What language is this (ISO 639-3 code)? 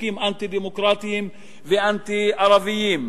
heb